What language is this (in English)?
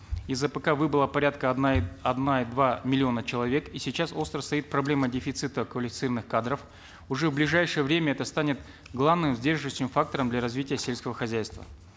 Kazakh